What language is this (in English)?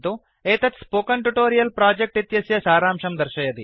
Sanskrit